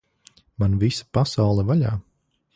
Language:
Latvian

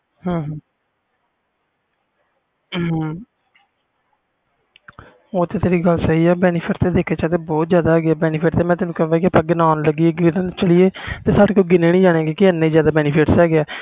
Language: Punjabi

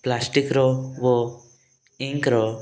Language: Odia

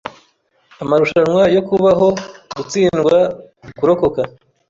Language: Kinyarwanda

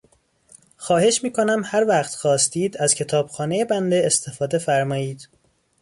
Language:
Persian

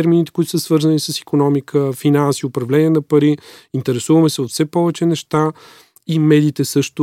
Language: Bulgarian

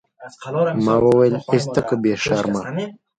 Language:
Pashto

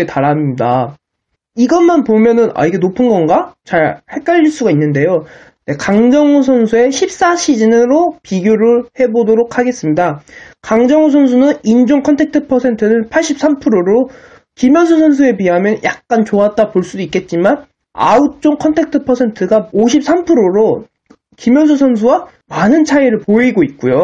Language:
Korean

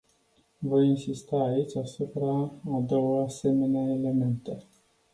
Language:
Romanian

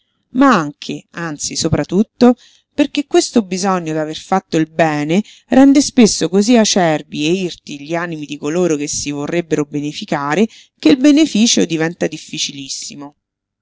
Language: Italian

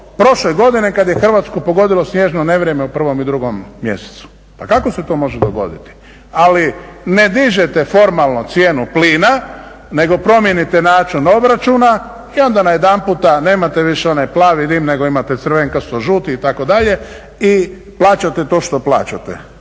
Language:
Croatian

